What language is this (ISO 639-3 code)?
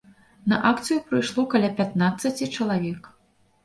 bel